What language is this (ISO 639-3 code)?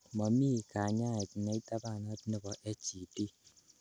kln